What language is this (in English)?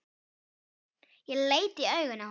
Icelandic